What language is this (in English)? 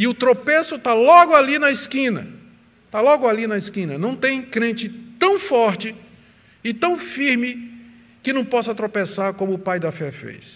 Portuguese